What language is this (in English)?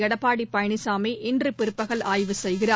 Tamil